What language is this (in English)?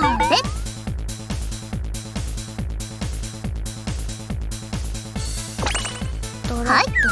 Japanese